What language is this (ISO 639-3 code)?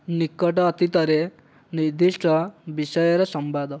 ori